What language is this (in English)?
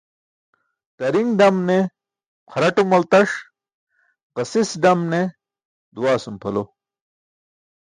Burushaski